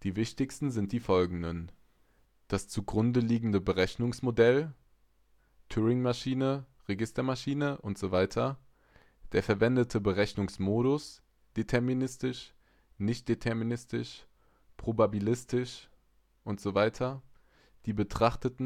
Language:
German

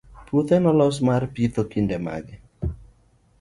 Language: Luo (Kenya and Tanzania)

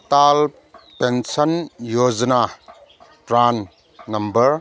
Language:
Manipuri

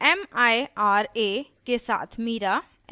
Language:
Hindi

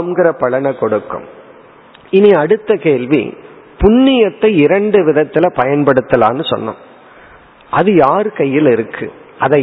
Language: Tamil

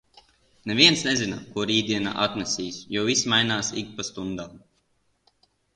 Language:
Latvian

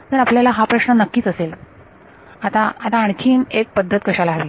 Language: Marathi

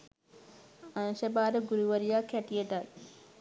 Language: Sinhala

